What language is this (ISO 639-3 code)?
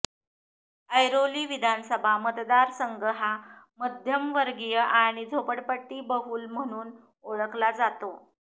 mar